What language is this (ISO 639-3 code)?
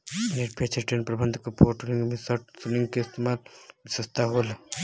bho